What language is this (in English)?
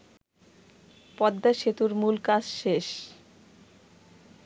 Bangla